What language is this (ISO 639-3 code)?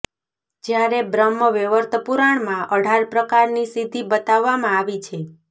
guj